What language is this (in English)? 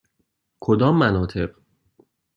Persian